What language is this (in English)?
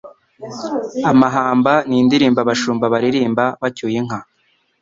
Kinyarwanda